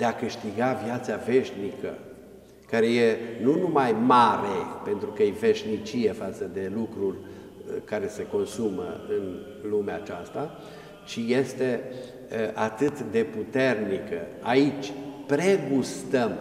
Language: Romanian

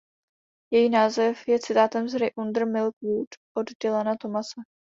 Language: Czech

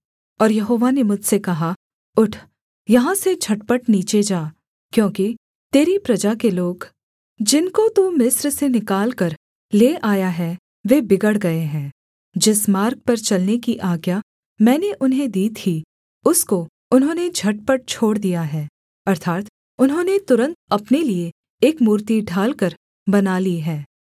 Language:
Hindi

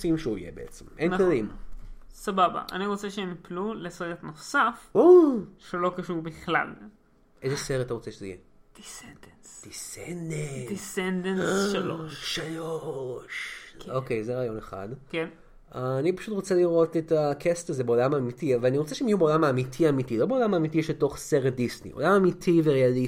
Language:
Hebrew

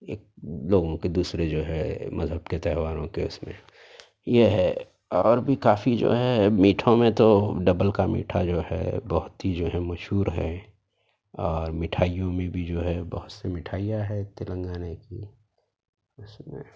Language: Urdu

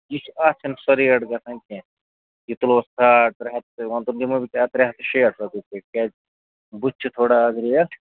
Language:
Kashmiri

